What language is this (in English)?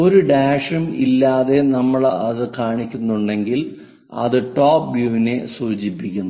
Malayalam